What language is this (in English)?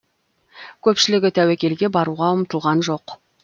Kazakh